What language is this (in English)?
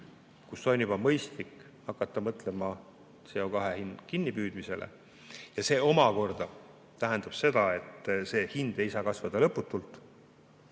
Estonian